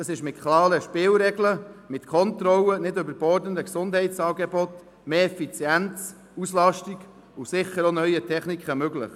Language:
Swiss German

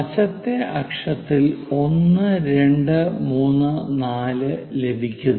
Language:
Malayalam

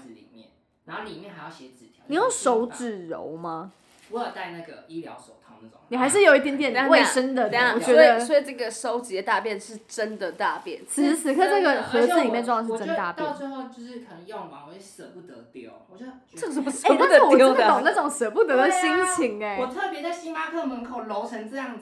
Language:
Chinese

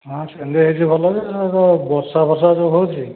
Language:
Odia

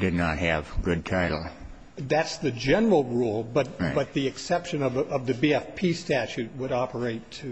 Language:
English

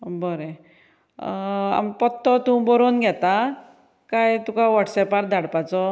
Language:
Konkani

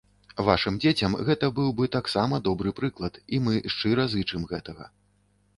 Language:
Belarusian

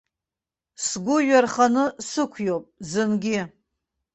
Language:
Abkhazian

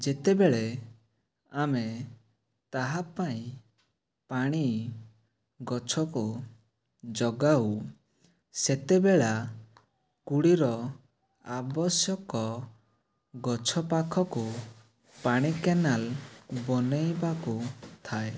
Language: Odia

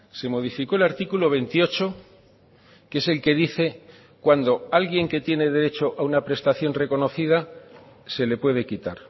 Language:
Spanish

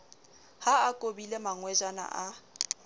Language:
Southern Sotho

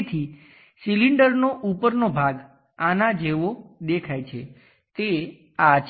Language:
Gujarati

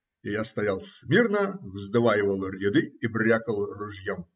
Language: Russian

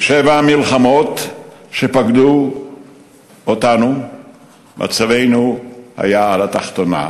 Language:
Hebrew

